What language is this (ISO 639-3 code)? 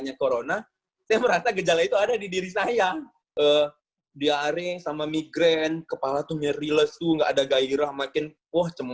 ind